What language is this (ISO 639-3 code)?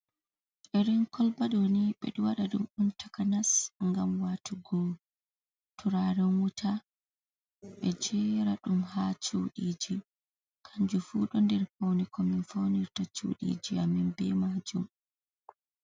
ful